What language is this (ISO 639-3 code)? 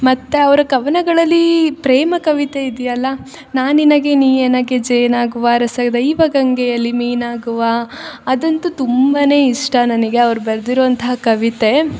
kan